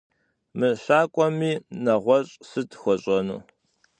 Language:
Kabardian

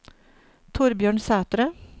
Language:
Norwegian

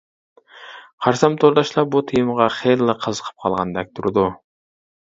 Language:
Uyghur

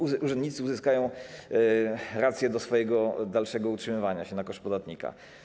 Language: Polish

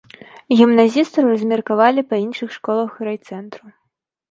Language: Belarusian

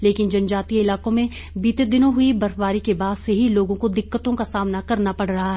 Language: Hindi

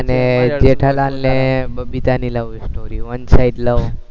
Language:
Gujarati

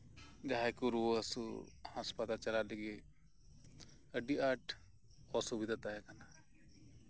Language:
Santali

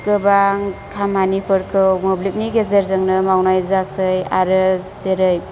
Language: Bodo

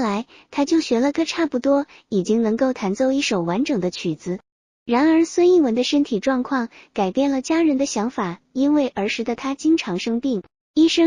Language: Chinese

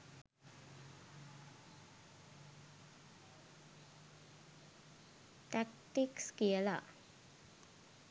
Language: Sinhala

